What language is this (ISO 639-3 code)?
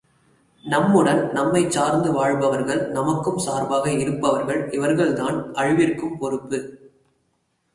tam